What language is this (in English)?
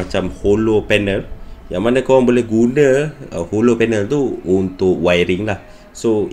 Malay